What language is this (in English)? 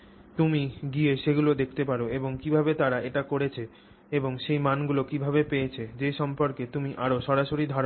Bangla